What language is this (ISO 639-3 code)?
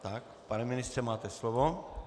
ces